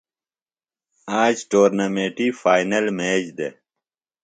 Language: Phalura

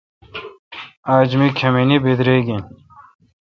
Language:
Kalkoti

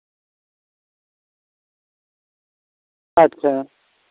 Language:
Santali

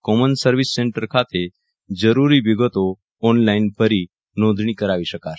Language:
Gujarati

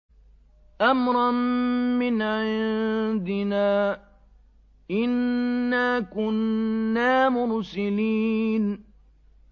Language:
Arabic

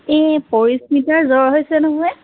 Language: Assamese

